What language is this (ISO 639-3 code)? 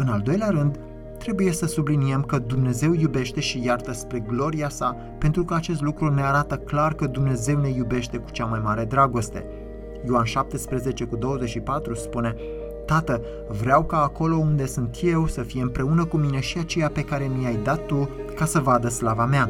ron